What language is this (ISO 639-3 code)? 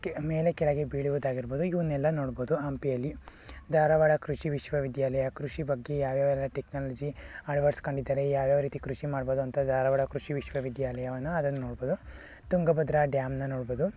kan